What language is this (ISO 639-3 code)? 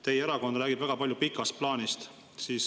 est